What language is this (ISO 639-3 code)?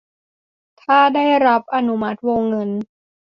tha